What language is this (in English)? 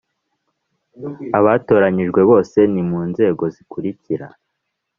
Kinyarwanda